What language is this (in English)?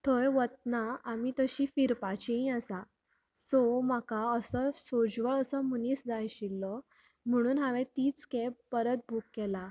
Konkani